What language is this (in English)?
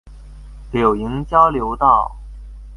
Chinese